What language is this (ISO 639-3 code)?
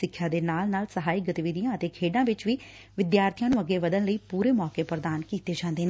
pan